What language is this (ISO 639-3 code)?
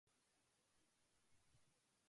jpn